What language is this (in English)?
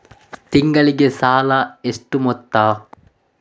Kannada